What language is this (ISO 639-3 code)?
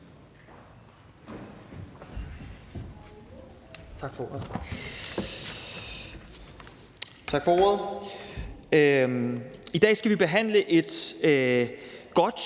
dan